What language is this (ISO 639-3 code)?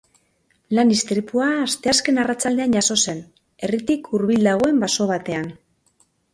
eus